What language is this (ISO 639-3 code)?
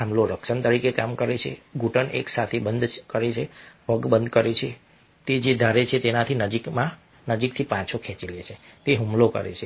guj